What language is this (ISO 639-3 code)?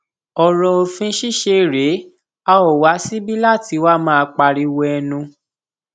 yor